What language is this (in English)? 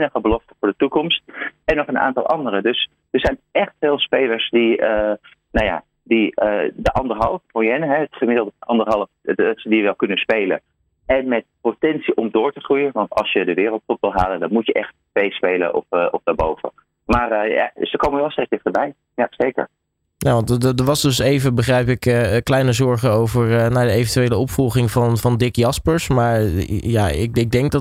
Dutch